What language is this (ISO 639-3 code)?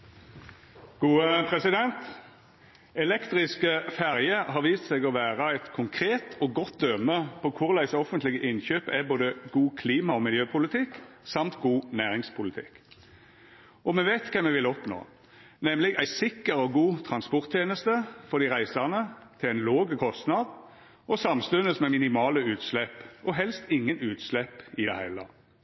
nno